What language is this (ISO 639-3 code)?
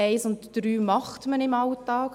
gsw